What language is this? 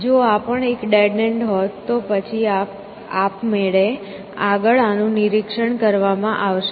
Gujarati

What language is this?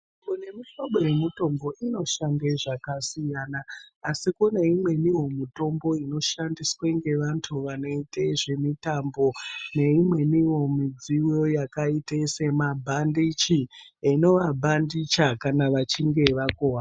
Ndau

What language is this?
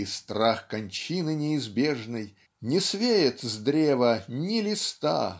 Russian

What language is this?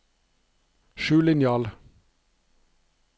Norwegian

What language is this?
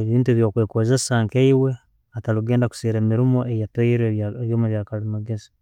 Tooro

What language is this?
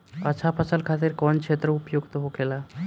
Bhojpuri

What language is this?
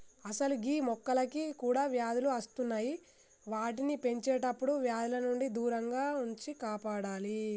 Telugu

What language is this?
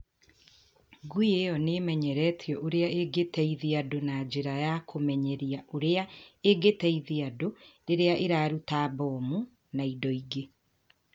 Kikuyu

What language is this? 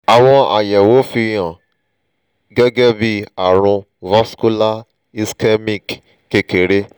Yoruba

